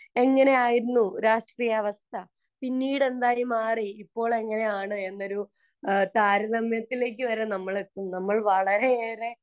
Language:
Malayalam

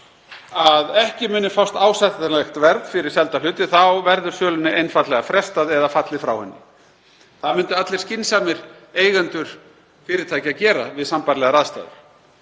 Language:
Icelandic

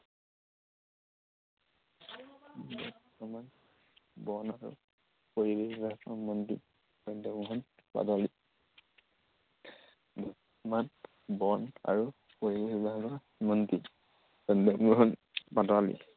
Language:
Assamese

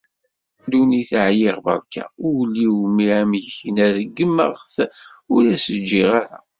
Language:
Kabyle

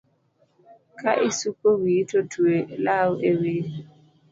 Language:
Luo (Kenya and Tanzania)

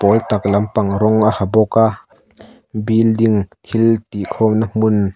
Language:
Mizo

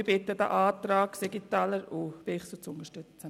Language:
Swiss German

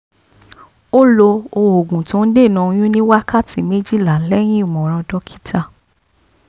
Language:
Yoruba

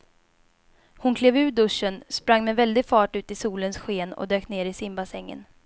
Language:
Swedish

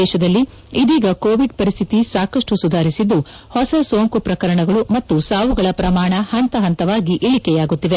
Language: Kannada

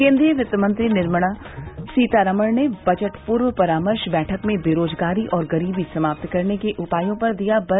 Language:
Hindi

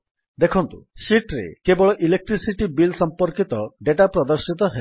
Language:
Odia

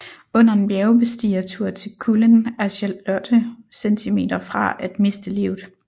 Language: Danish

